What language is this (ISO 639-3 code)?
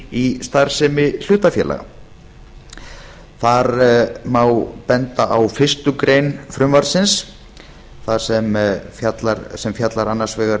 isl